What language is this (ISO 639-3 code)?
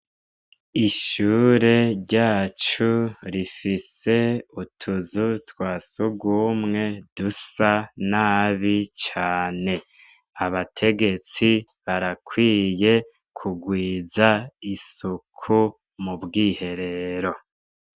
run